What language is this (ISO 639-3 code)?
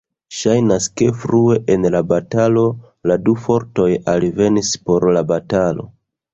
epo